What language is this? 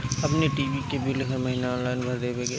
Bhojpuri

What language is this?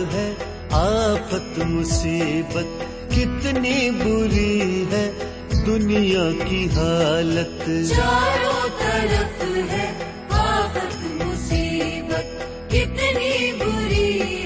Hindi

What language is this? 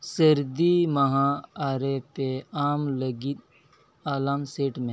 Santali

